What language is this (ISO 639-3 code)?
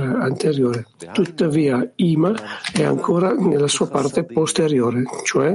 ita